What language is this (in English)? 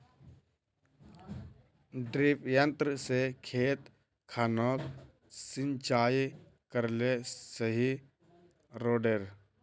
Magahi